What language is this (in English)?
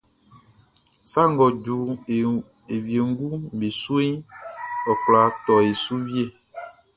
Baoulé